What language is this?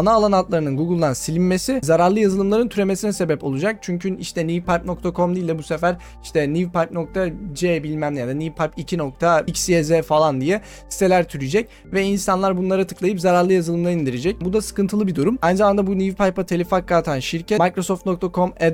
Turkish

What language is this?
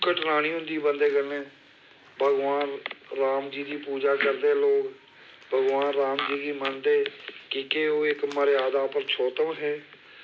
Dogri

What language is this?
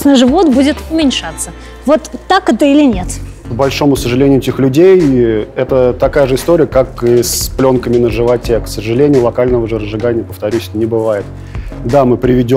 Russian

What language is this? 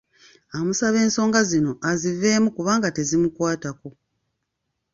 Ganda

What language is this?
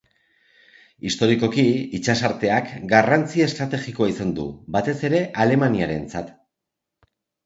Basque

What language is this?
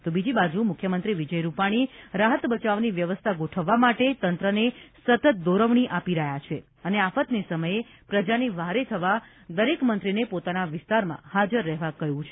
Gujarati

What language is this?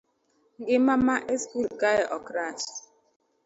Luo (Kenya and Tanzania)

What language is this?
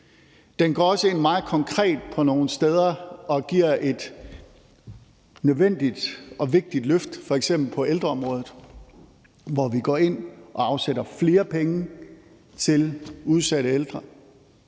Danish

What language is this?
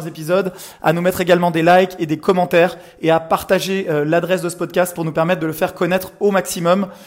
French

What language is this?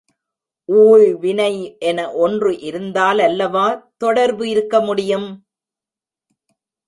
Tamil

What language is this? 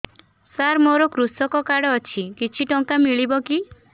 Odia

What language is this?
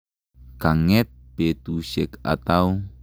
Kalenjin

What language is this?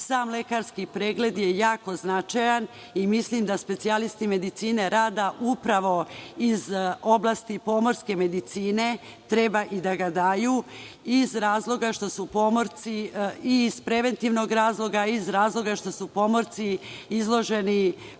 Serbian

